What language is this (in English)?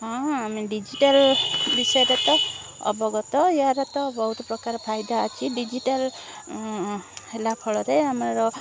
Odia